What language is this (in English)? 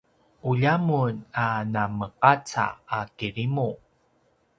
Paiwan